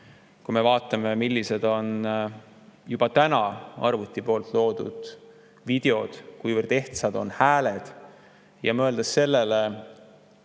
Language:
Estonian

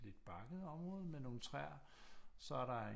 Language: Danish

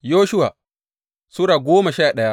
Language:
Hausa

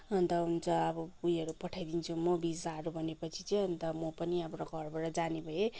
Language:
Nepali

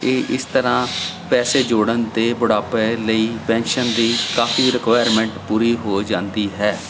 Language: Punjabi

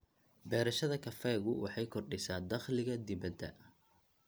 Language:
Somali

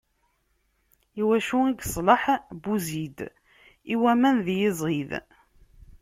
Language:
Kabyle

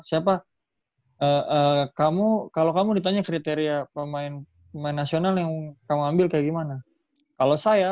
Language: Indonesian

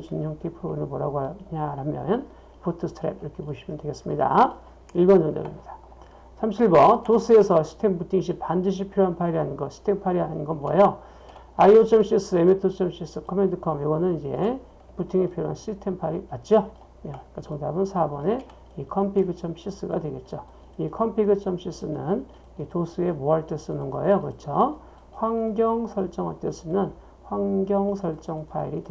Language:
Korean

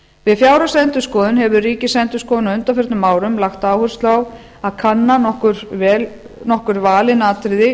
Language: Icelandic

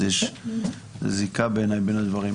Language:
Hebrew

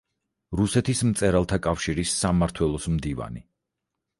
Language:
Georgian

